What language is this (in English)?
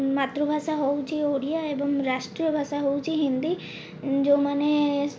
Odia